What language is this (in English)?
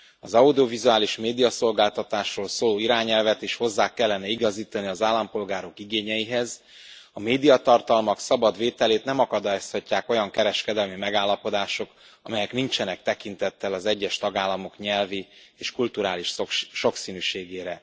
Hungarian